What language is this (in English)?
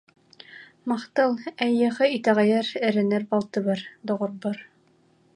Yakut